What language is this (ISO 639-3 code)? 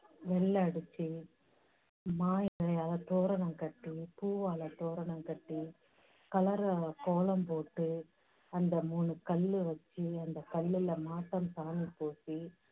tam